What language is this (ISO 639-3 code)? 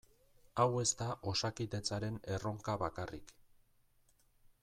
eus